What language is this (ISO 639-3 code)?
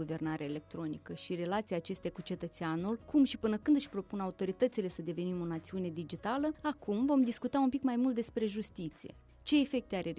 ron